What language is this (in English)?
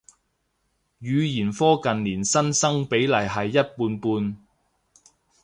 Cantonese